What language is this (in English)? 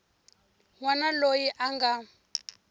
Tsonga